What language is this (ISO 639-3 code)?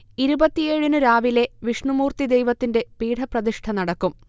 mal